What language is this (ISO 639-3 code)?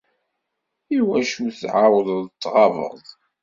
kab